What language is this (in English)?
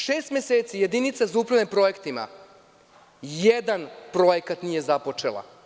Serbian